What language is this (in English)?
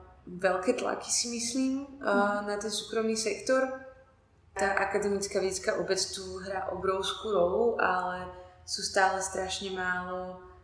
Slovak